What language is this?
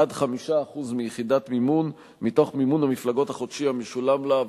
Hebrew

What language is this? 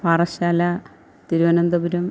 Malayalam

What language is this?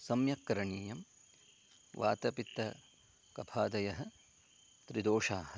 Sanskrit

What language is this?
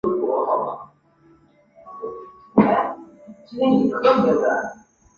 Chinese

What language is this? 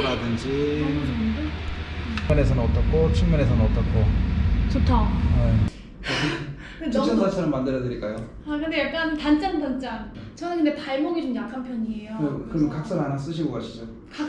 Korean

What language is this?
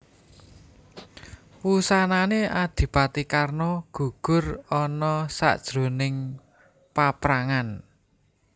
Javanese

